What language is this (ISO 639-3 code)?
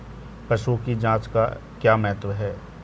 hin